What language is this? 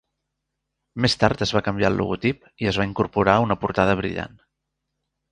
Catalan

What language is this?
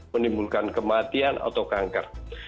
Indonesian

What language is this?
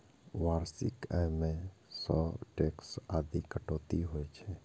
Maithili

